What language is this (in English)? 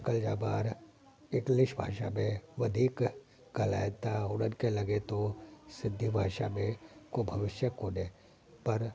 Sindhi